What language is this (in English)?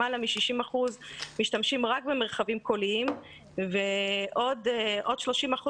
Hebrew